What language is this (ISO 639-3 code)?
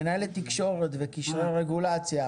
heb